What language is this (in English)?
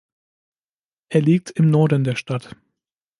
German